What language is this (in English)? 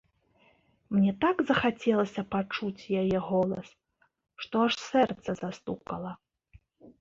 Belarusian